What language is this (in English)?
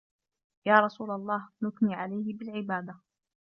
Arabic